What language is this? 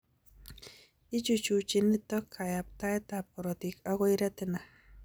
Kalenjin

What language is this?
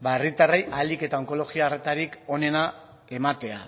Basque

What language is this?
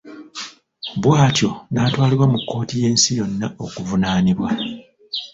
Ganda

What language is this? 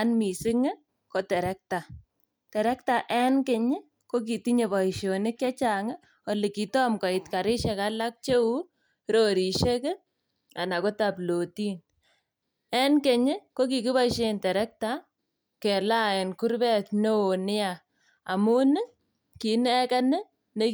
Kalenjin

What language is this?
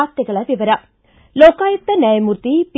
Kannada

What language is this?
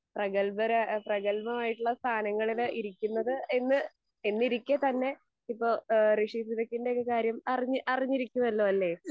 Malayalam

